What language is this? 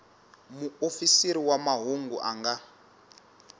Tsonga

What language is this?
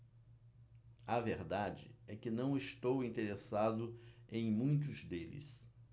Portuguese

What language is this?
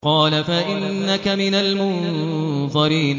Arabic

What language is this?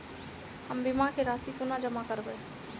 Maithili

